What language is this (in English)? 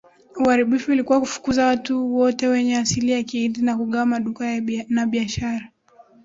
Swahili